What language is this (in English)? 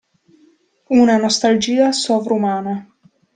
Italian